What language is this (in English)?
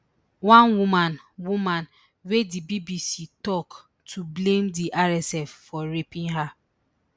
Nigerian Pidgin